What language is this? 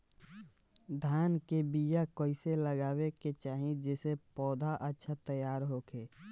Bhojpuri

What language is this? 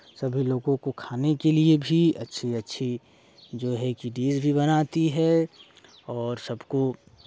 Hindi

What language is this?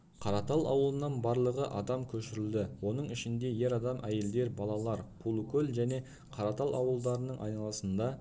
Kazakh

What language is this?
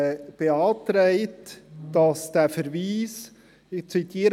Swiss German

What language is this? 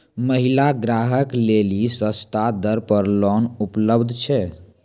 Maithili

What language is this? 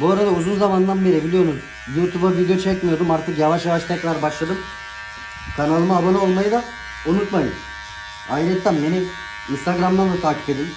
Turkish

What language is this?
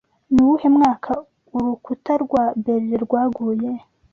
Kinyarwanda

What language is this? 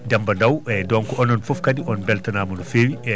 Fula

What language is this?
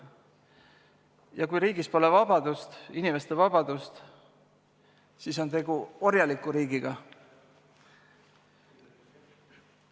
Estonian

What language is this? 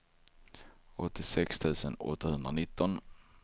Swedish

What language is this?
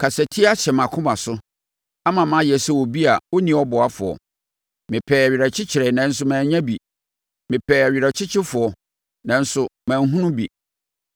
Akan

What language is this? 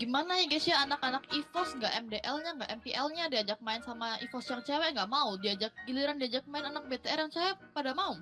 Indonesian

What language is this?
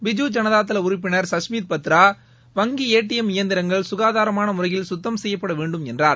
Tamil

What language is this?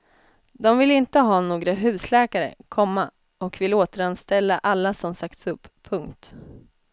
Swedish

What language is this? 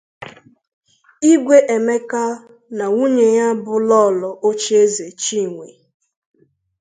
Igbo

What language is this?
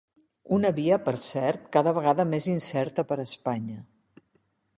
Catalan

